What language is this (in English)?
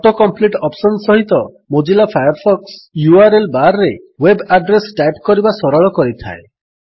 Odia